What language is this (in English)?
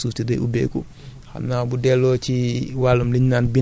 Wolof